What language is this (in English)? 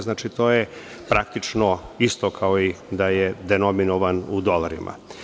Serbian